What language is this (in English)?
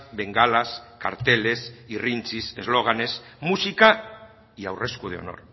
Spanish